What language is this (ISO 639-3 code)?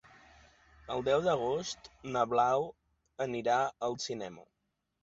cat